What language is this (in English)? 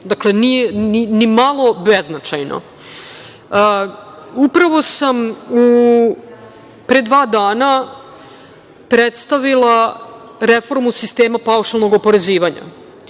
Serbian